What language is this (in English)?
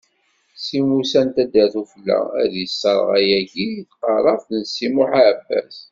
Kabyle